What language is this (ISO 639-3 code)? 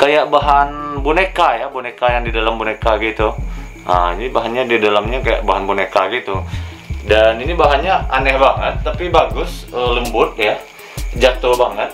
ind